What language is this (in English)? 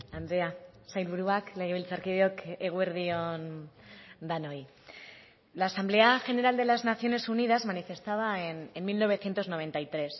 Spanish